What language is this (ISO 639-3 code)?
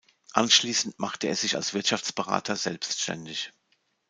deu